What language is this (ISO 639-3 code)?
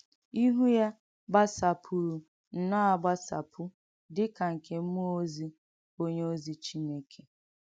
ibo